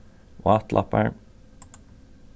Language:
Faroese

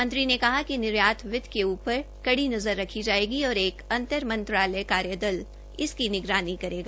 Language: Hindi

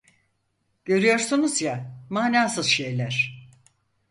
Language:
Turkish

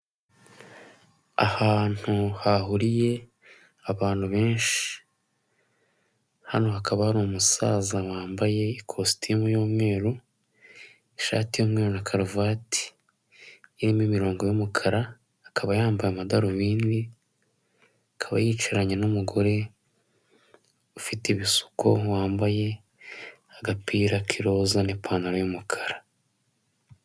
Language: Kinyarwanda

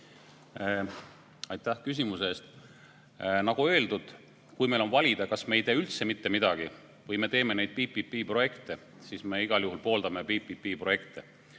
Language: Estonian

